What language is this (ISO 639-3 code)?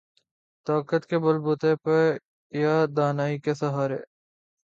urd